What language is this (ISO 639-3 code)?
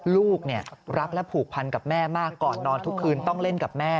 tha